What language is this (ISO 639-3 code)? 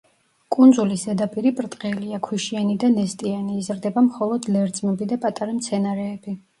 kat